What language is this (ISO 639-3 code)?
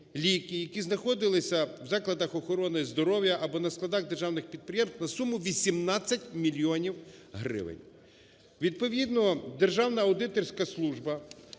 ukr